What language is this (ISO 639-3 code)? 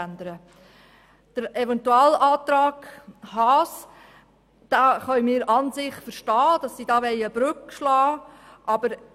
gsw